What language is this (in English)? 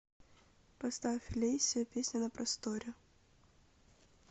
Russian